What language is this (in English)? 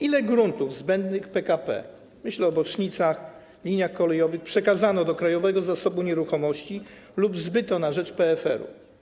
Polish